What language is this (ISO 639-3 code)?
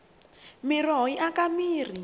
tso